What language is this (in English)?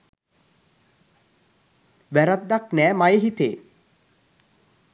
Sinhala